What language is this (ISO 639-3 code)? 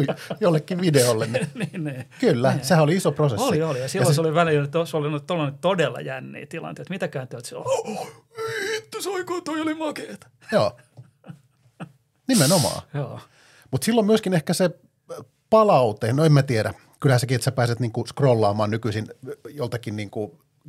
fin